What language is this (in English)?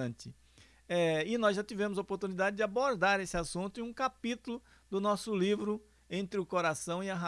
Portuguese